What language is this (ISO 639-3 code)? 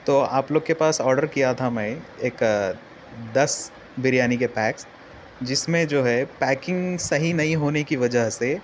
urd